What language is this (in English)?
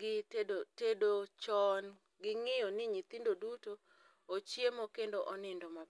Luo (Kenya and Tanzania)